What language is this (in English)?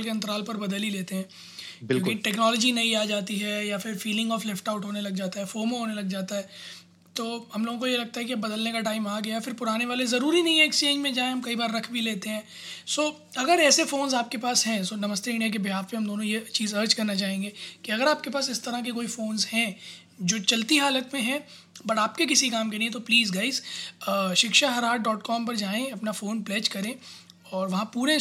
Hindi